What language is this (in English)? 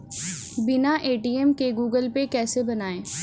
Hindi